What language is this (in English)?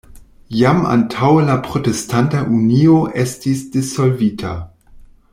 Esperanto